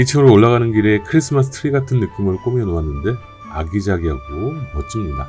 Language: Korean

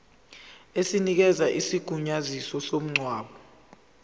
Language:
Zulu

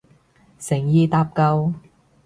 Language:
Cantonese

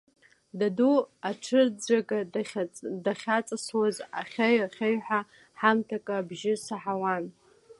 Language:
Abkhazian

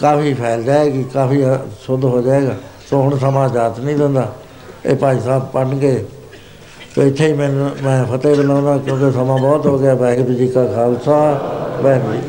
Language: Punjabi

